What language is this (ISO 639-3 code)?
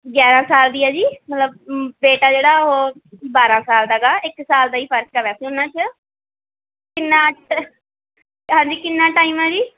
pan